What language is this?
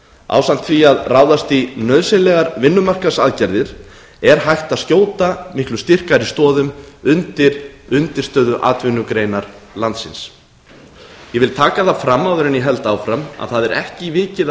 Icelandic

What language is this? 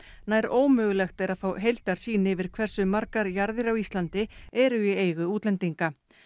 Icelandic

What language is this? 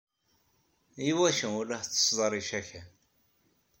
Kabyle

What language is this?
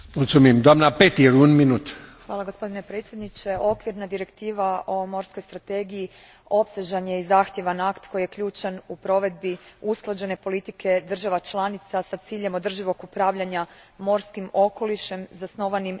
Croatian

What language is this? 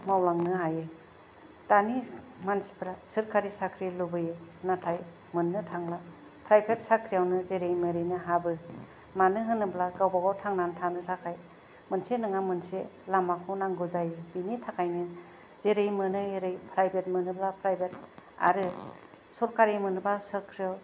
Bodo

